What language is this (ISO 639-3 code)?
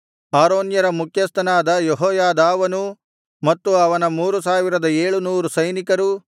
kan